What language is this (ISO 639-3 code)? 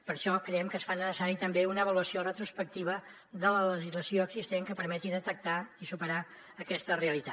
cat